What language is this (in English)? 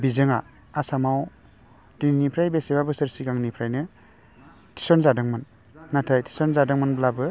Bodo